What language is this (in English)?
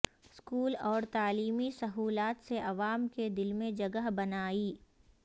Urdu